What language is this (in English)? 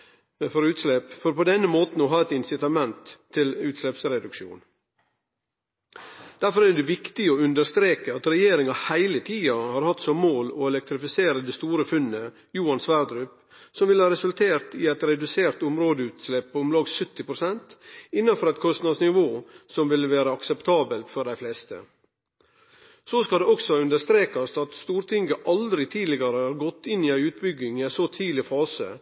Norwegian Nynorsk